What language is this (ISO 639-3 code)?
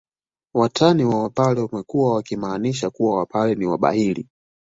swa